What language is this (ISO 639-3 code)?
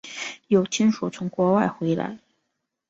zho